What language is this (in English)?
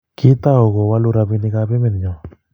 Kalenjin